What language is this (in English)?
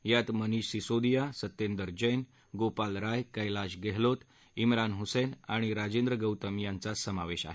Marathi